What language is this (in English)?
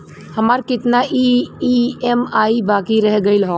Bhojpuri